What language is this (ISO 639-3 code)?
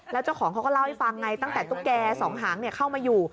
tha